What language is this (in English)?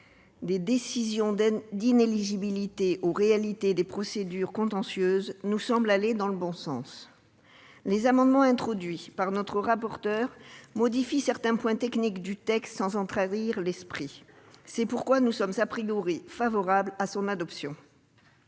French